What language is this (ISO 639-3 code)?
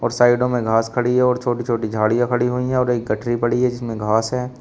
hin